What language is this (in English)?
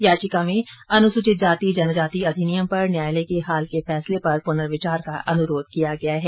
Hindi